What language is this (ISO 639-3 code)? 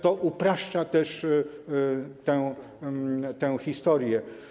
pol